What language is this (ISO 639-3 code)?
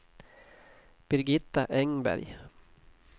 swe